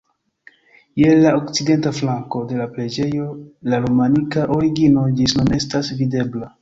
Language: Esperanto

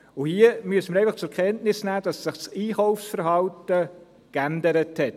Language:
Swiss German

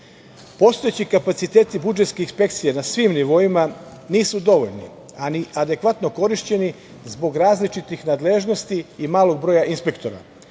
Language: Serbian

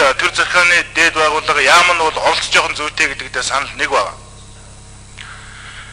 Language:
Korean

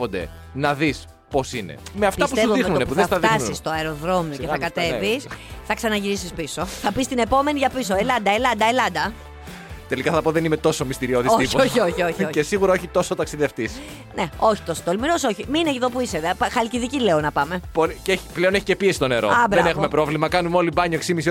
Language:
Greek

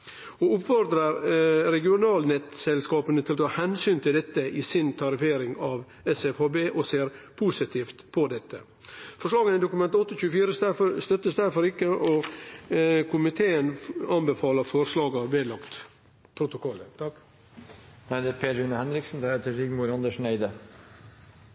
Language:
Norwegian Nynorsk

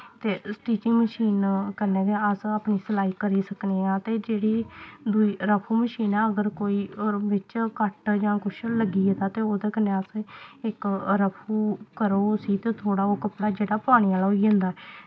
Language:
Dogri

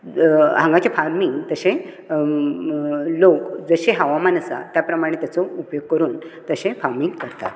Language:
Konkani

